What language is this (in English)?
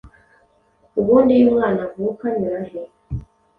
Kinyarwanda